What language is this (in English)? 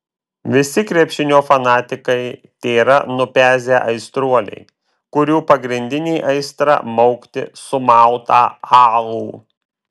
Lithuanian